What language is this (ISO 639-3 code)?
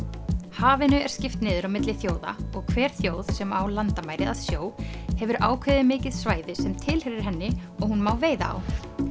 isl